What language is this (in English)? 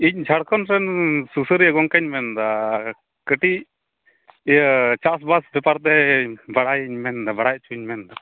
Santali